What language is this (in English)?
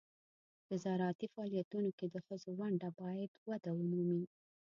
Pashto